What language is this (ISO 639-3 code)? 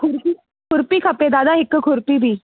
snd